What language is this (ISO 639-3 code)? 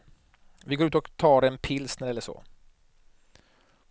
swe